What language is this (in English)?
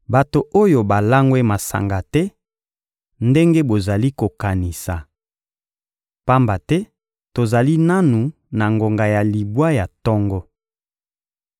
Lingala